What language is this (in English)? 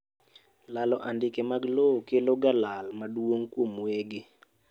Luo (Kenya and Tanzania)